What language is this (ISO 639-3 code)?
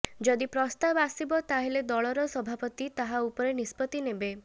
ori